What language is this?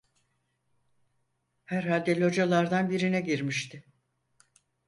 Turkish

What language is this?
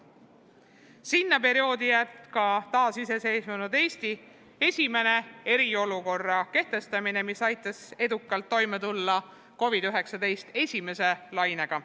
Estonian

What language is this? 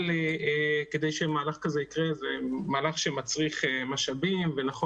Hebrew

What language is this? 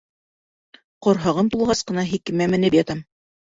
Bashkir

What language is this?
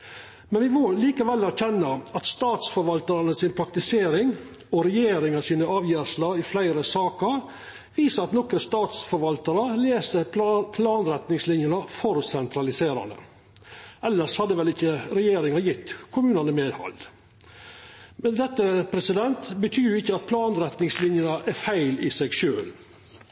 Norwegian Nynorsk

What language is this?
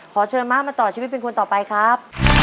Thai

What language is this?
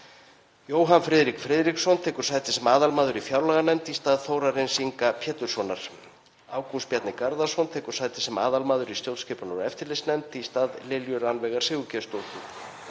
Icelandic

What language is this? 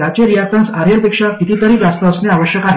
Marathi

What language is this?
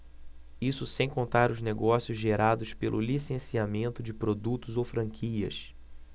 Portuguese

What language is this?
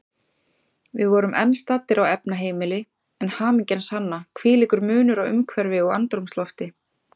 Icelandic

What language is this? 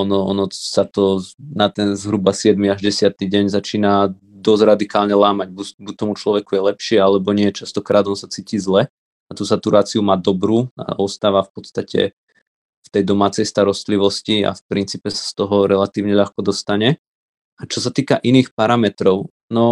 Slovak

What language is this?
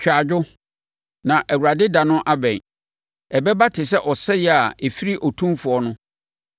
Akan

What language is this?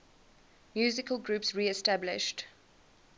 English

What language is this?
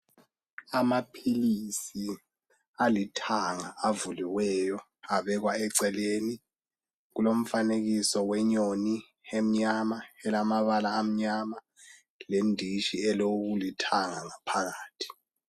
North Ndebele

